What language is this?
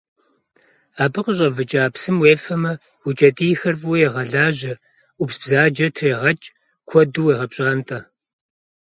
Kabardian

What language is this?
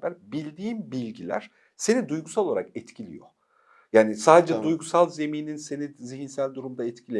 Turkish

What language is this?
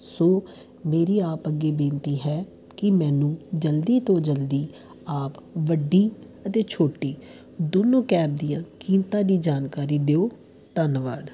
Punjabi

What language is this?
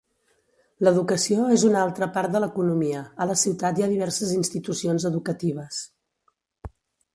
Catalan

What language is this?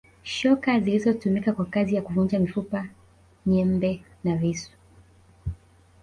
Swahili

